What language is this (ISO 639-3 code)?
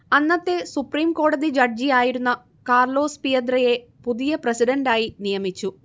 mal